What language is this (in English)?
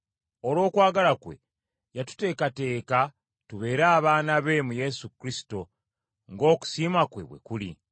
Ganda